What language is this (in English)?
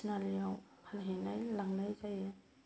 Bodo